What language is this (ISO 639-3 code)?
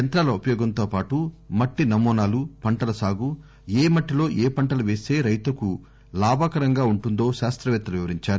tel